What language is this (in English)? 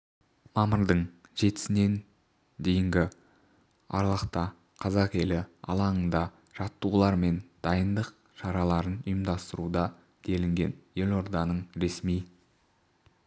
Kazakh